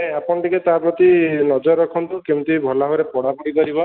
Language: Odia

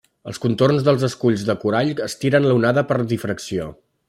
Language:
Catalan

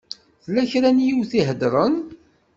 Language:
Kabyle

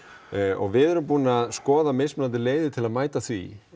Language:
Icelandic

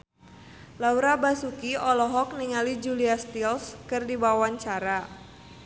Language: Sundanese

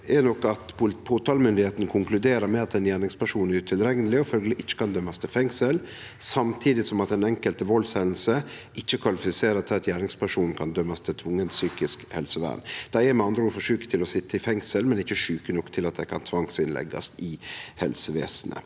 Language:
Norwegian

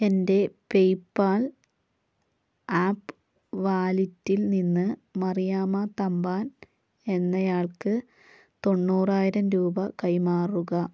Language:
Malayalam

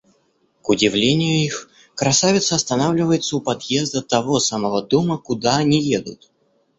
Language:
Russian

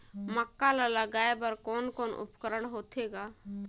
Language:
Chhattisgarhi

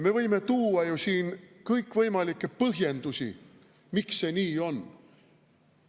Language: Estonian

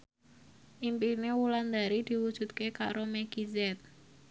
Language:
Javanese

